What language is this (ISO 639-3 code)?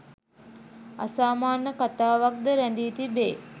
sin